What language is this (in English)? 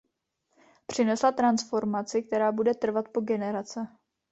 Czech